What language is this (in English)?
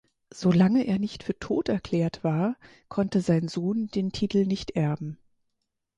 German